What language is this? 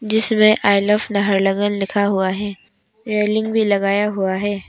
Hindi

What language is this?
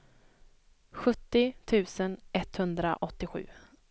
Swedish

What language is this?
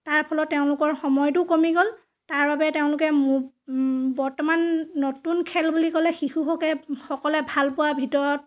Assamese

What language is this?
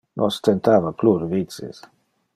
Interlingua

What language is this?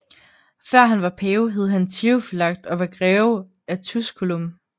Danish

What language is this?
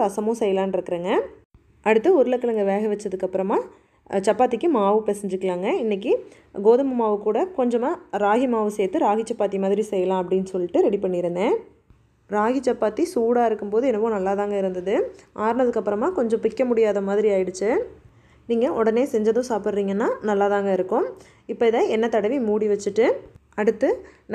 Tamil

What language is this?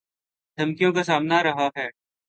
Urdu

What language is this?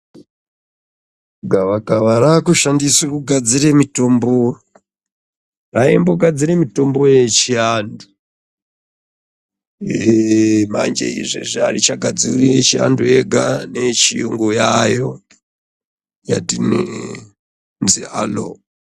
Ndau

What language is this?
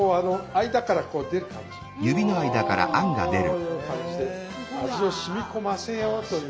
Japanese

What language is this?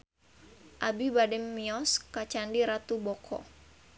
Sundanese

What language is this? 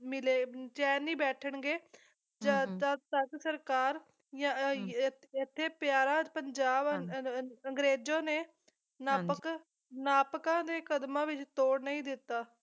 Punjabi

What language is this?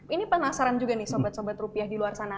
Indonesian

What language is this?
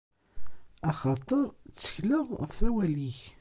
Kabyle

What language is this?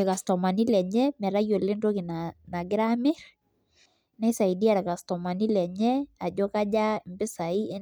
Masai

